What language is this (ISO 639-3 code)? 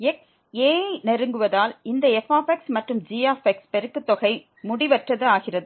tam